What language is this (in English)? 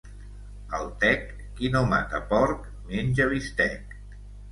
Catalan